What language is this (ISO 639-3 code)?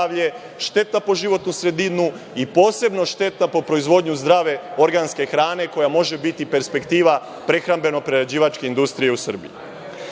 srp